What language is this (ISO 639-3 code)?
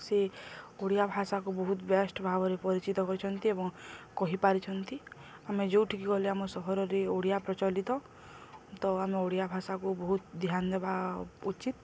ori